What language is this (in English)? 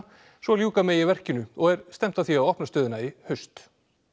Icelandic